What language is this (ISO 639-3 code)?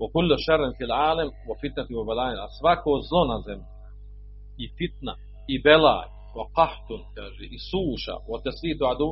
hrv